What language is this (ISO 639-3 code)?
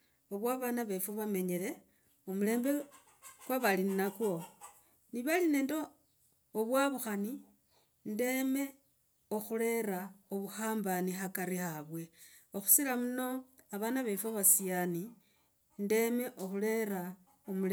rag